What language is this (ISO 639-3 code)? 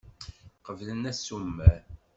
kab